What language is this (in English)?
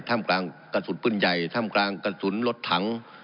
Thai